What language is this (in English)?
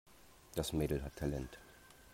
German